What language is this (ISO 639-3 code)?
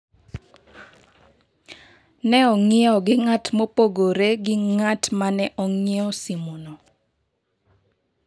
luo